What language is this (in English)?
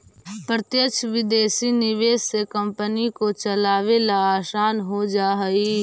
Magahi